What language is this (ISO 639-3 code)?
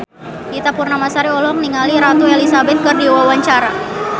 sun